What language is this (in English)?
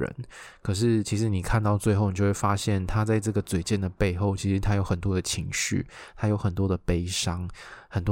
Chinese